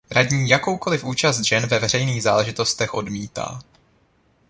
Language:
Czech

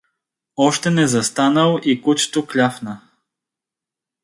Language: Bulgarian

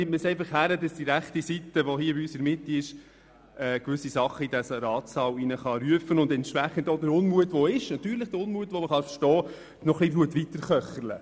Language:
Swiss German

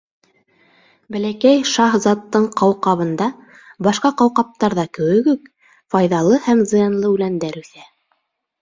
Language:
Bashkir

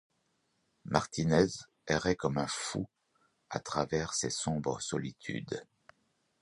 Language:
French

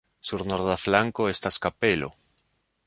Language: Esperanto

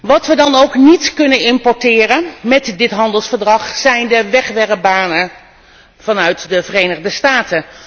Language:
Dutch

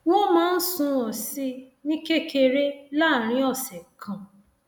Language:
Yoruba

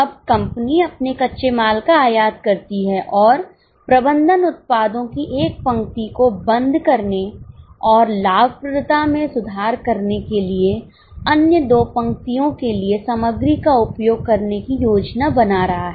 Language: Hindi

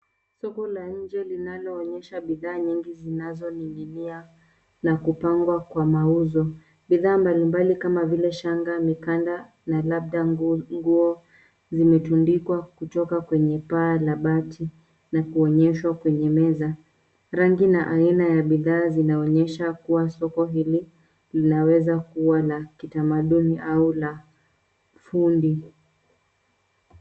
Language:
Swahili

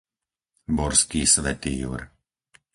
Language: Slovak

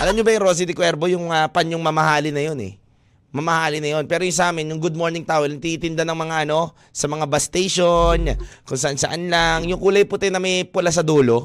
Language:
Filipino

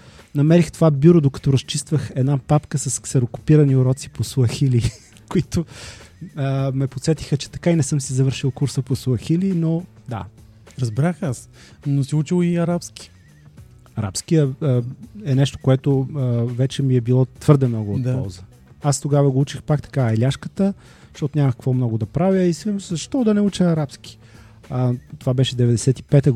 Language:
Bulgarian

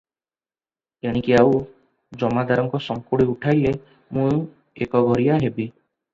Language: Odia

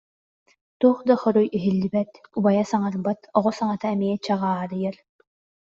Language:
Yakut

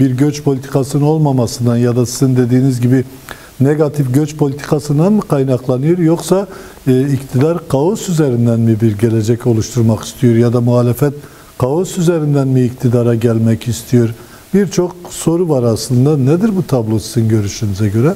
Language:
Turkish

